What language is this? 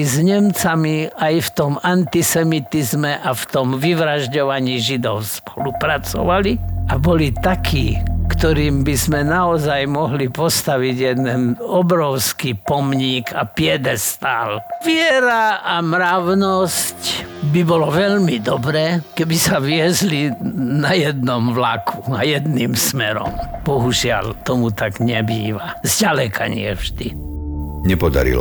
Slovak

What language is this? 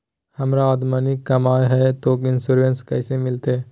Magahi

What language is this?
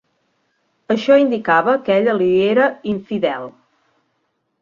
Catalan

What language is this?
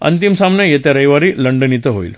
Marathi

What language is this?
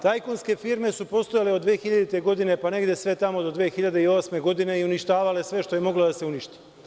Serbian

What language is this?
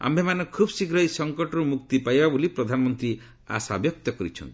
Odia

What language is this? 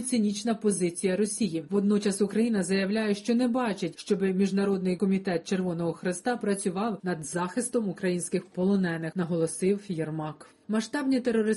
Ukrainian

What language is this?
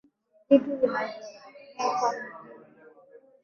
Swahili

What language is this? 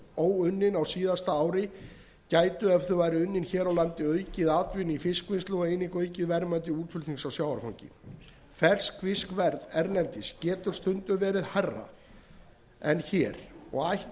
Icelandic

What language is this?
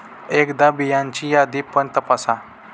Marathi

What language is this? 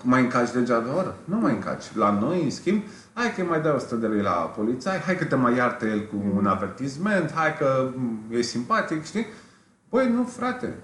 Romanian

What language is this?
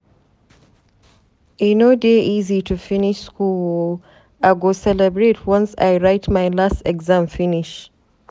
Nigerian Pidgin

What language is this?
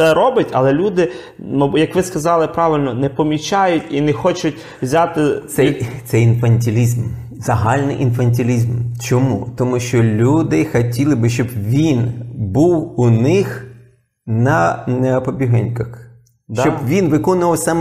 Ukrainian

